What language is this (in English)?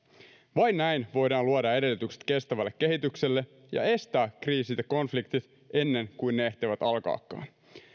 Finnish